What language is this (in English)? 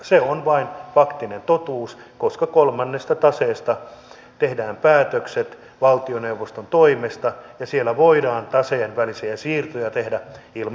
Finnish